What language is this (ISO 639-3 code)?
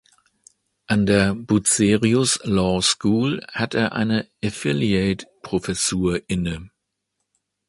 deu